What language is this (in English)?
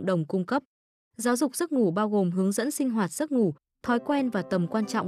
Vietnamese